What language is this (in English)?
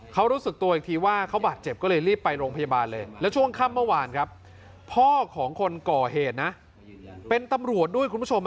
Thai